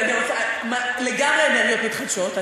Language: Hebrew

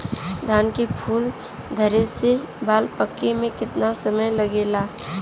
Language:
Bhojpuri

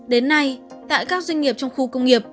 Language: Vietnamese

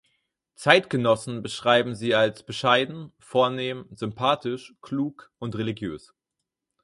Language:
German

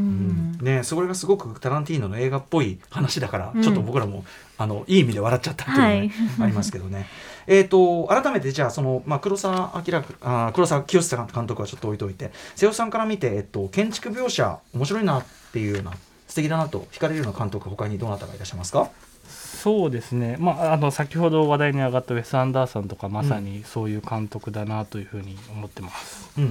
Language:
Japanese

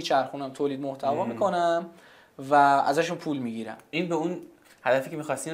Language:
Persian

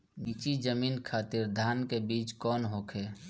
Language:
Bhojpuri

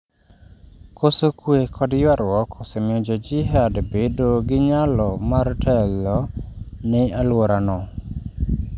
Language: Luo (Kenya and Tanzania)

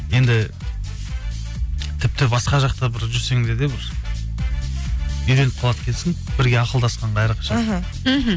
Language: Kazakh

